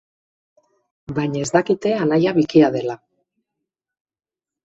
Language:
Basque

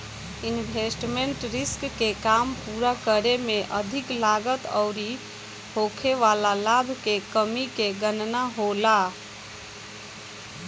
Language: Bhojpuri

